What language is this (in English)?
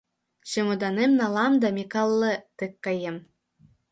Mari